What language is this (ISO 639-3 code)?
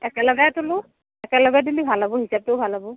asm